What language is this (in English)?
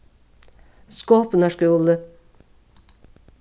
Faroese